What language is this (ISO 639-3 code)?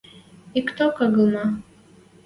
mrj